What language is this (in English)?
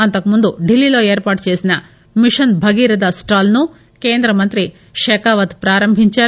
Telugu